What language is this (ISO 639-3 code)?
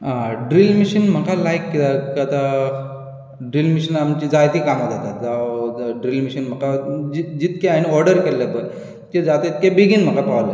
kok